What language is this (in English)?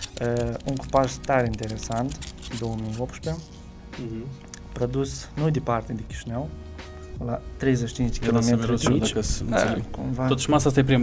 Romanian